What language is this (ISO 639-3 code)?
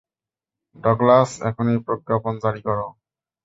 ben